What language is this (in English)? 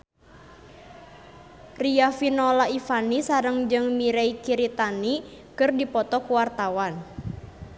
Sundanese